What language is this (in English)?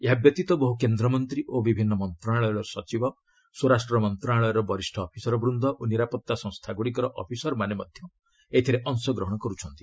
Odia